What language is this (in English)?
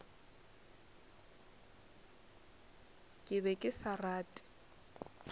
Northern Sotho